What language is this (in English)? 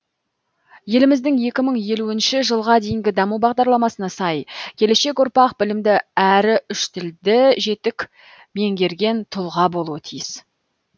Kazakh